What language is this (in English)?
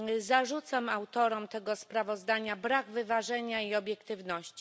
Polish